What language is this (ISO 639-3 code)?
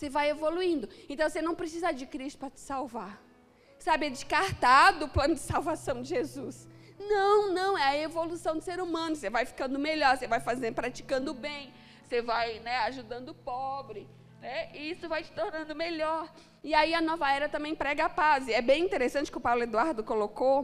por